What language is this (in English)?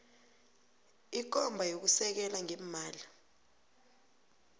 South Ndebele